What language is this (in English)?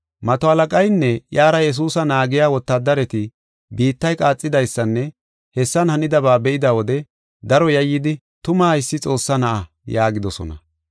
Gofa